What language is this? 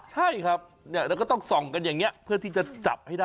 Thai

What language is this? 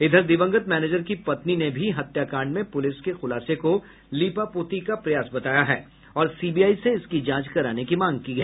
Hindi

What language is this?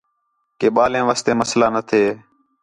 Khetrani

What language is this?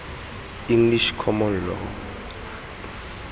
Tswana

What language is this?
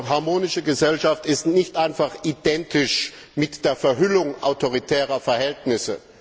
German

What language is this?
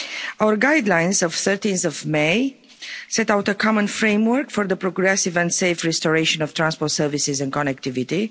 English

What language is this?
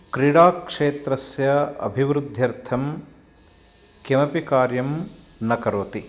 Sanskrit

